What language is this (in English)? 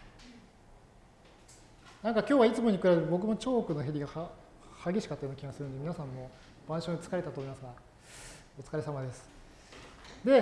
Japanese